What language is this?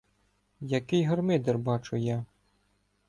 Ukrainian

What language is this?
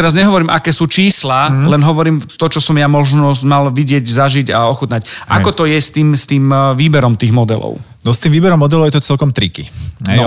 Slovak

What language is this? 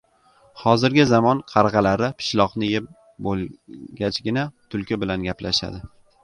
Uzbek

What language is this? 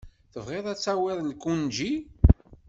Kabyle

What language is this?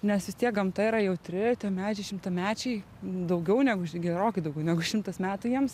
Lithuanian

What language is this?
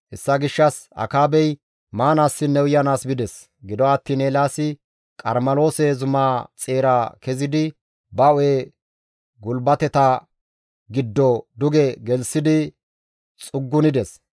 Gamo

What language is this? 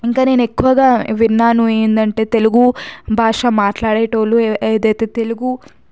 Telugu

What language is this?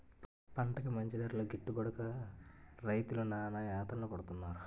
Telugu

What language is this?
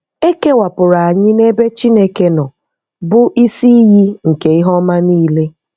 Igbo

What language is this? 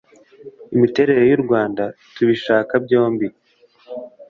Kinyarwanda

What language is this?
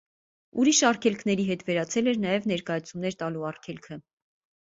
Armenian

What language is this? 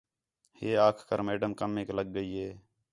Khetrani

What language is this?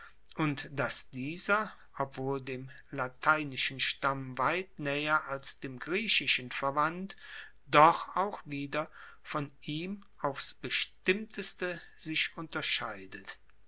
German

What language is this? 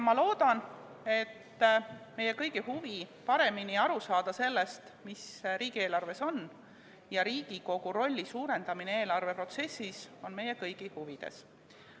Estonian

